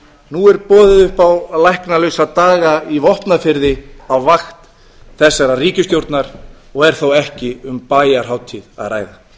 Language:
Icelandic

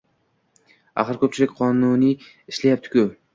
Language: Uzbek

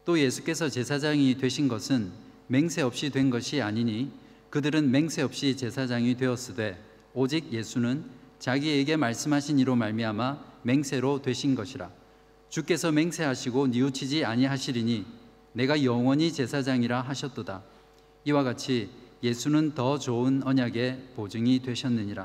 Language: Korean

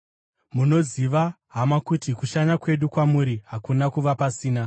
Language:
Shona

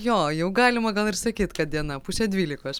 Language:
Lithuanian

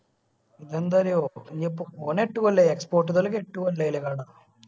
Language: Malayalam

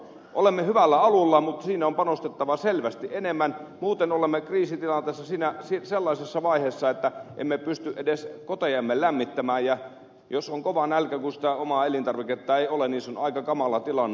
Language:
Finnish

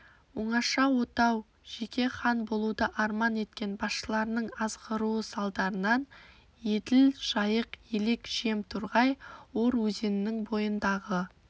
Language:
Kazakh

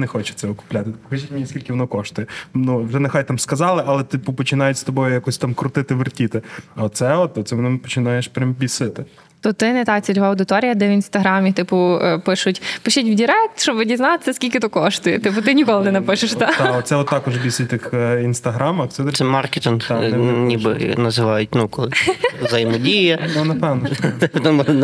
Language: Ukrainian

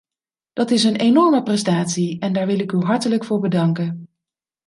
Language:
Dutch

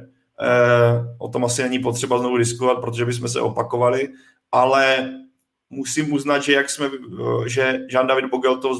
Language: Czech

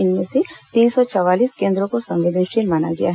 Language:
Hindi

